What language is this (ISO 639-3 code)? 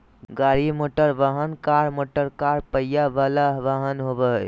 mag